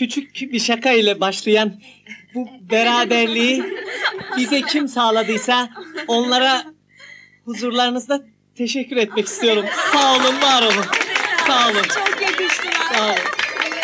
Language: Turkish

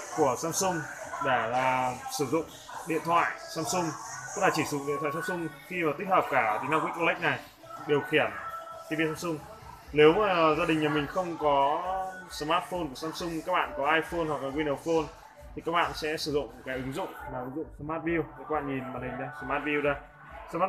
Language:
Vietnamese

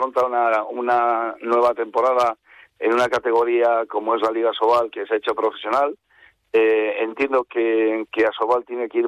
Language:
Spanish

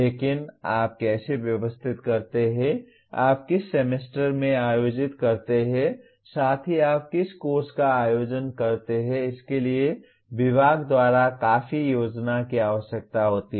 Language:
Hindi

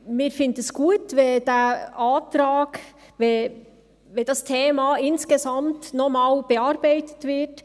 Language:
Swiss German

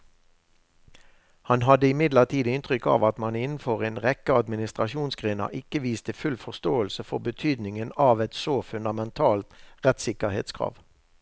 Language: Norwegian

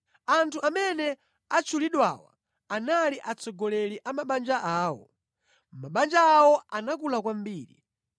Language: Nyanja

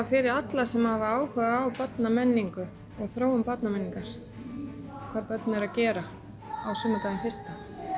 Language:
Icelandic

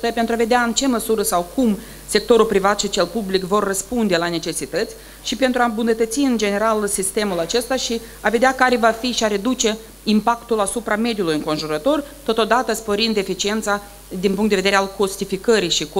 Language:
Romanian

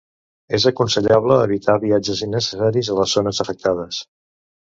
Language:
Catalan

